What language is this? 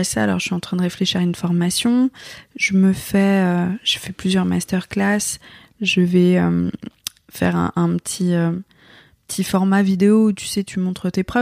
French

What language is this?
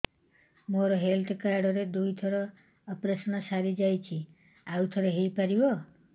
Odia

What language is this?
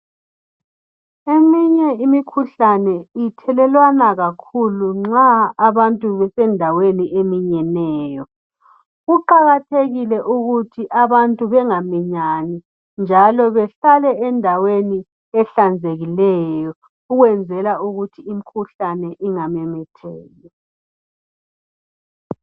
North Ndebele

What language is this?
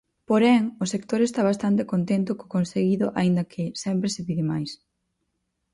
Galician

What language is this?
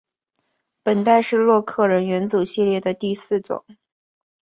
Chinese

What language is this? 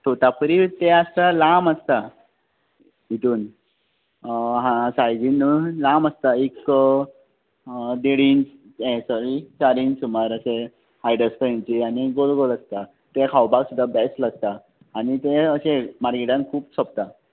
Konkani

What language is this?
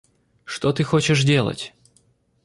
Russian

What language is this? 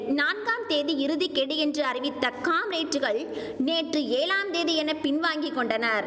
Tamil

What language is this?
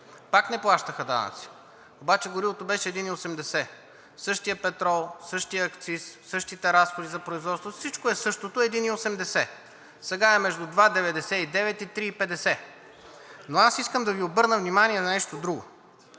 Bulgarian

